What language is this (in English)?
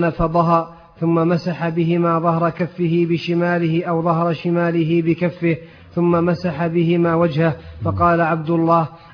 Arabic